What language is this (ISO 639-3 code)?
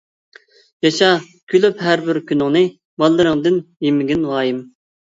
uig